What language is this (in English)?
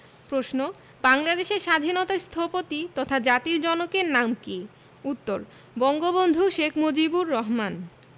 Bangla